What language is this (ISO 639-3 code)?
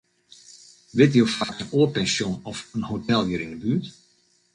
fry